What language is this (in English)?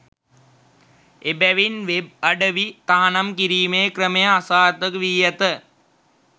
Sinhala